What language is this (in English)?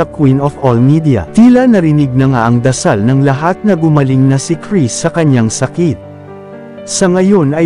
Filipino